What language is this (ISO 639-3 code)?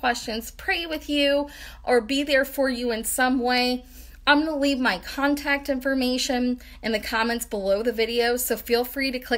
eng